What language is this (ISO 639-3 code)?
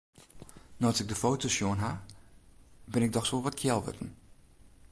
fry